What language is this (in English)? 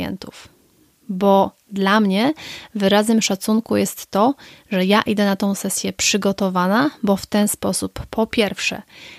Polish